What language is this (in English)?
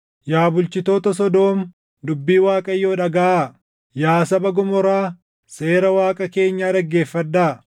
Oromo